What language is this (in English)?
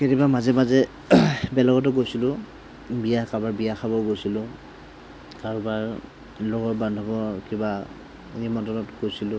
Assamese